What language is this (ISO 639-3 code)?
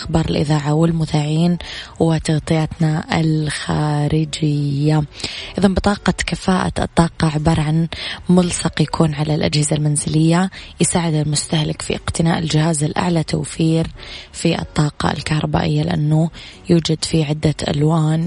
ara